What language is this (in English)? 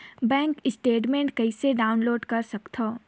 Chhattisgarhi